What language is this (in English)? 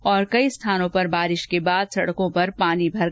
Hindi